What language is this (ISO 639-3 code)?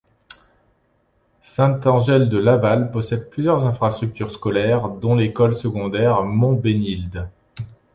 fra